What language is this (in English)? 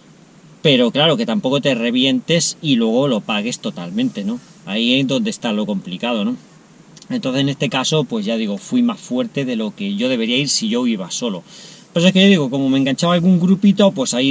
Spanish